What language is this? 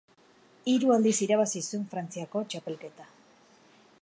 Basque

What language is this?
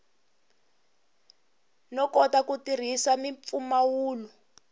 Tsonga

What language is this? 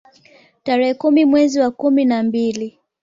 Swahili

